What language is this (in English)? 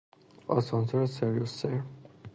Persian